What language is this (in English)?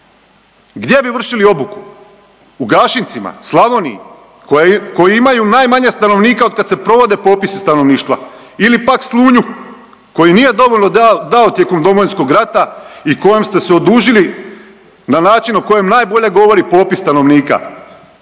Croatian